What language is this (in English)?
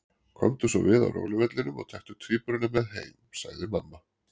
Icelandic